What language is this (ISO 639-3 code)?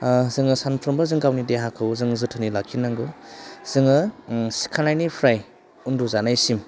brx